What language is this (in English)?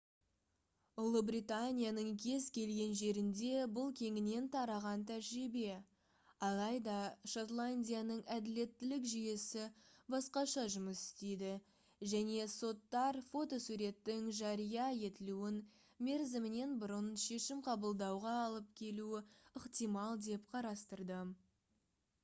Kazakh